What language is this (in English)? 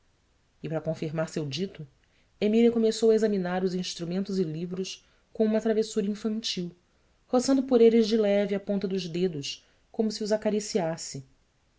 Portuguese